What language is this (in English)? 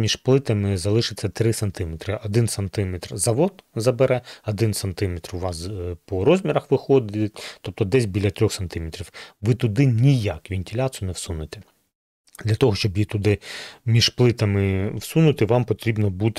Ukrainian